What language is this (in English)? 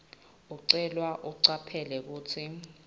Swati